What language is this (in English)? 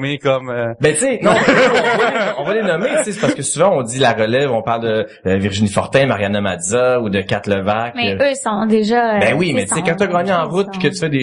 French